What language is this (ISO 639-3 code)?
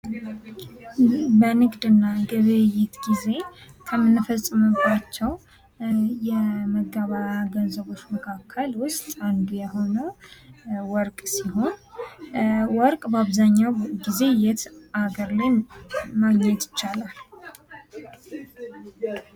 amh